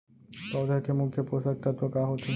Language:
Chhattisgarhi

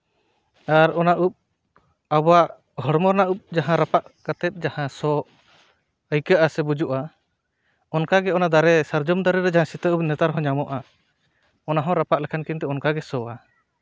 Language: Santali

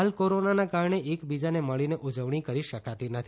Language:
Gujarati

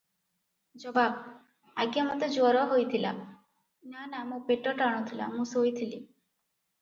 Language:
Odia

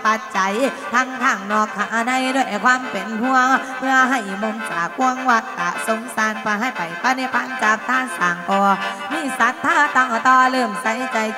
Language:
Thai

